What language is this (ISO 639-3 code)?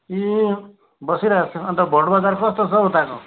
nep